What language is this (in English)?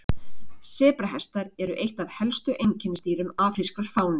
Icelandic